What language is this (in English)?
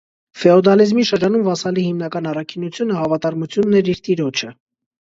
Armenian